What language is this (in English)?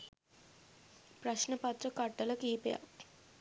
Sinhala